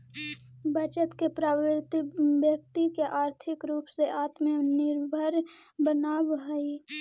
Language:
Magahi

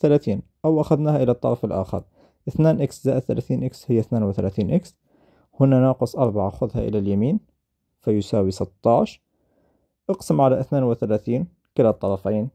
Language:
Arabic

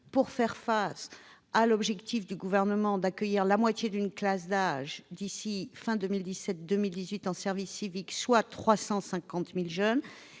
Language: French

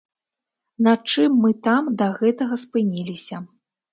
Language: Belarusian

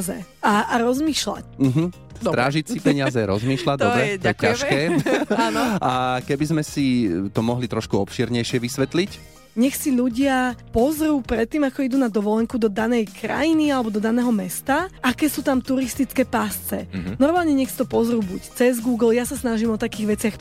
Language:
Slovak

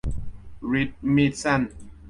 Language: Thai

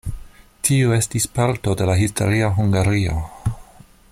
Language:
Esperanto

